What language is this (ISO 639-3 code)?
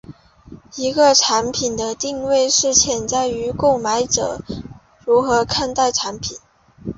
zho